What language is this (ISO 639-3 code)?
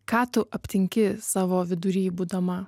lit